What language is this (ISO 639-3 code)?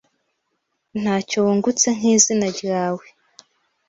kin